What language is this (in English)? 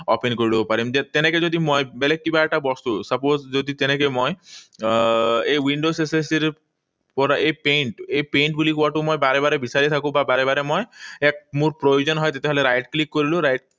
Assamese